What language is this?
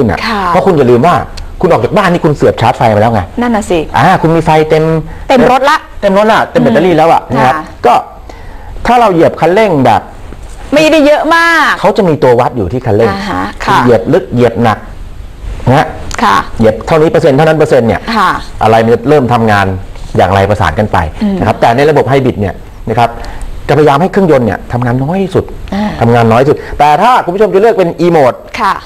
Thai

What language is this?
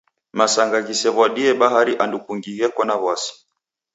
Taita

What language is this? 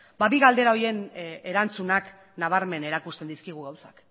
Basque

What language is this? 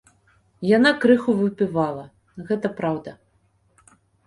Belarusian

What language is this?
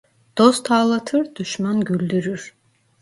Turkish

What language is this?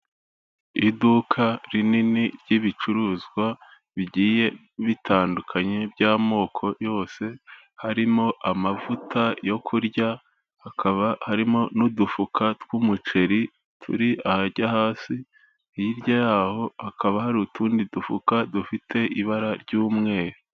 Kinyarwanda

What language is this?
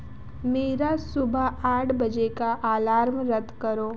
Hindi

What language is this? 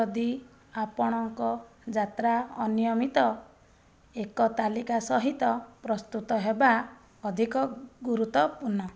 Odia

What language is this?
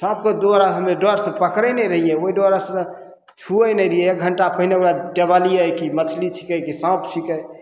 Maithili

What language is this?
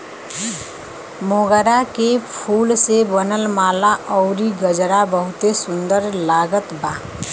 Bhojpuri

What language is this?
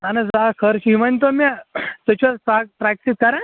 Kashmiri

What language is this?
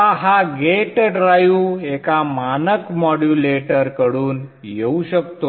Marathi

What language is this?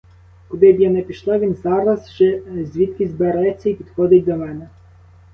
Ukrainian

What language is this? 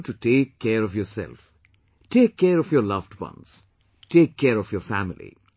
English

